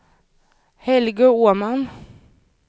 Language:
Swedish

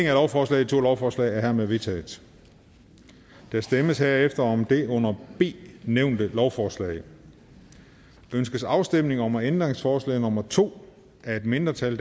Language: Danish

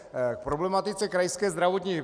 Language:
Czech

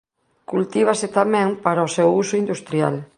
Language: Galician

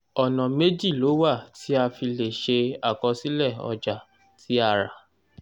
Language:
Yoruba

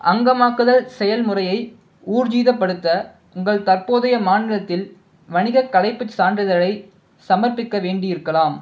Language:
Tamil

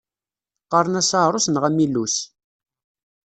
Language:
Kabyle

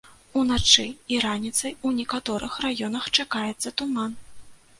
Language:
Belarusian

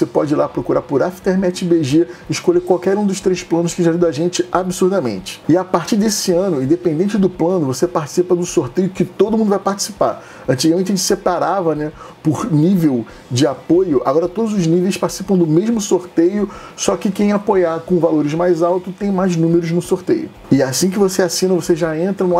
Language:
Portuguese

